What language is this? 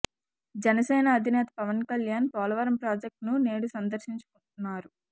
Telugu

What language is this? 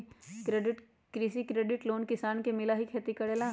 Magahi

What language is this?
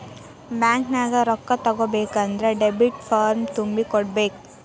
Kannada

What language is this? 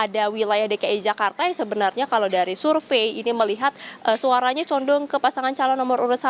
Indonesian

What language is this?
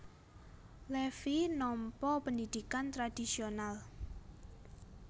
Javanese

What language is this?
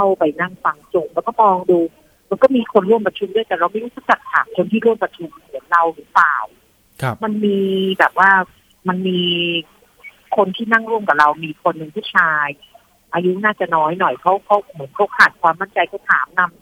Thai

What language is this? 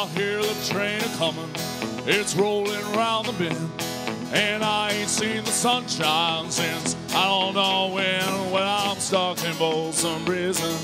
English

